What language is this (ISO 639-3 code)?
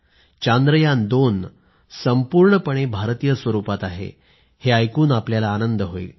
mar